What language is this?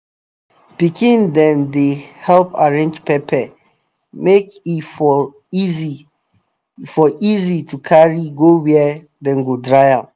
Nigerian Pidgin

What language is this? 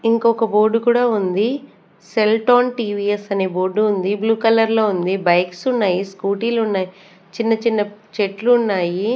Telugu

